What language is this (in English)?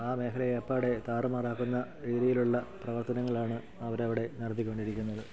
Malayalam